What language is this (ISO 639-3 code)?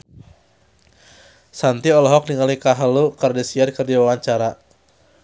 sun